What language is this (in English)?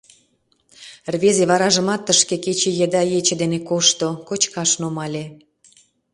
Mari